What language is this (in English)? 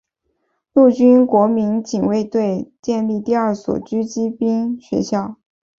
Chinese